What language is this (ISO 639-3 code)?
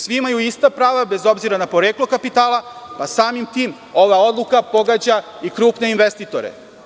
srp